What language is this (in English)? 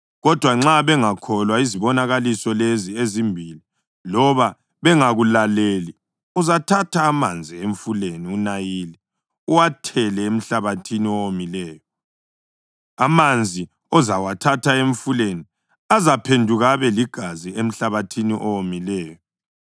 North Ndebele